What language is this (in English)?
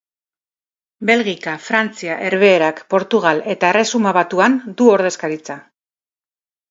Basque